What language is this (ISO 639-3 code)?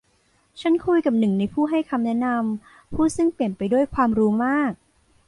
tha